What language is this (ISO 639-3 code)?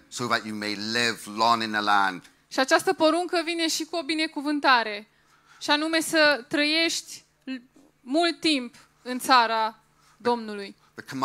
ron